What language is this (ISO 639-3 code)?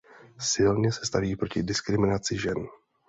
ces